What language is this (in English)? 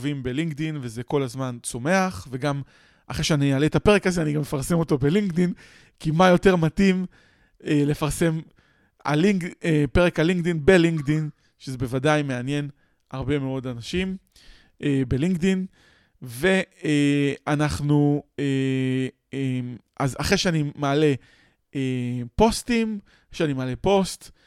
Hebrew